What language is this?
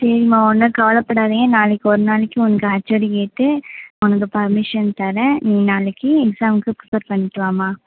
Tamil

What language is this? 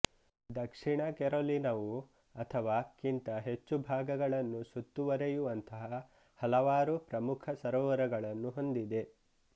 Kannada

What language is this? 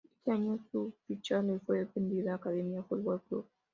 Spanish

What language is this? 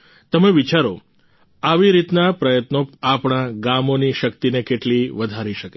Gujarati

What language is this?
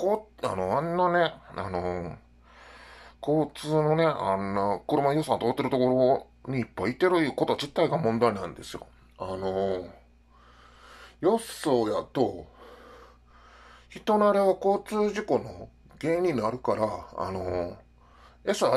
Japanese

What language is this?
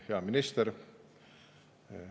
Estonian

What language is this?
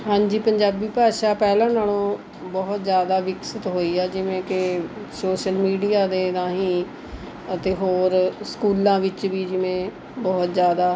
Punjabi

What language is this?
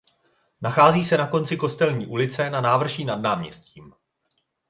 Czech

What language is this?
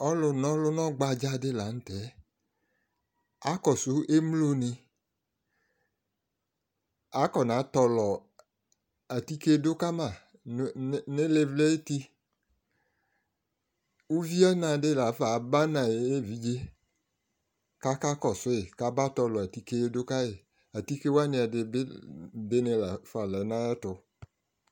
Ikposo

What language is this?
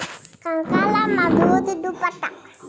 Telugu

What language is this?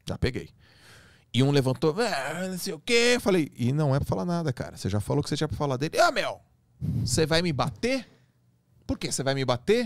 Portuguese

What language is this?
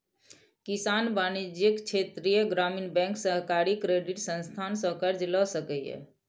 Maithili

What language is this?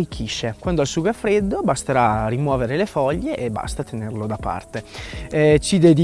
Italian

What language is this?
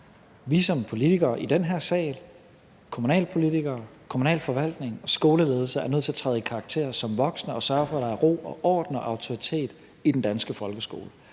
Danish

